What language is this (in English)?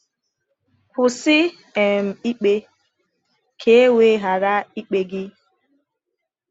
Igbo